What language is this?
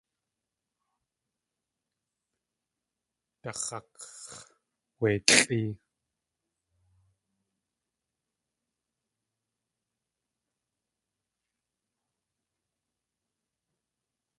Tlingit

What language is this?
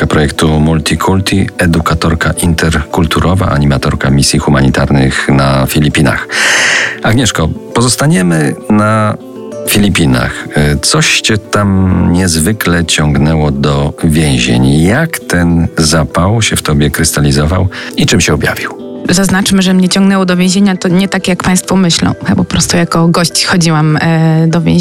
Polish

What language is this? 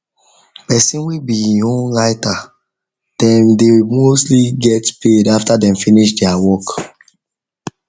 Nigerian Pidgin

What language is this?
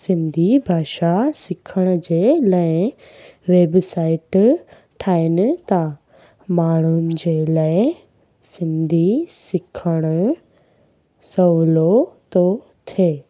Sindhi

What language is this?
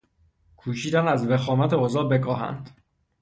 Persian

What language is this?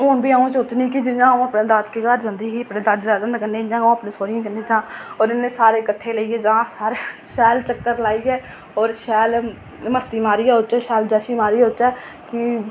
Dogri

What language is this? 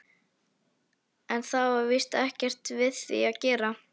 Icelandic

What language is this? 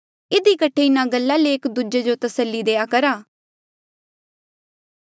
Mandeali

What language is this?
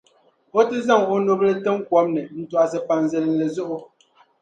Dagbani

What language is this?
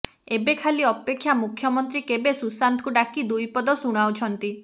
Odia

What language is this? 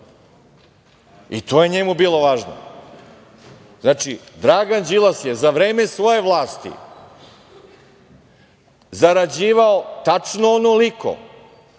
Serbian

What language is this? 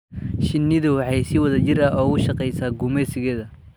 Somali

